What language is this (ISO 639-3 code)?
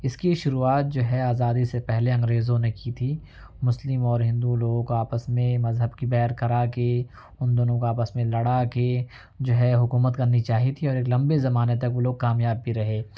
urd